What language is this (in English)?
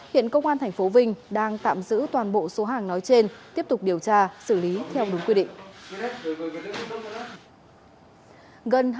Vietnamese